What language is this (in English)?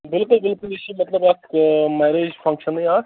Kashmiri